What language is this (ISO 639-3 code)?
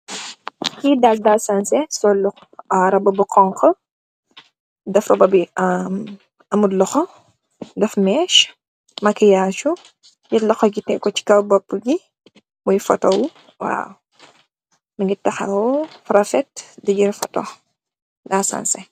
wol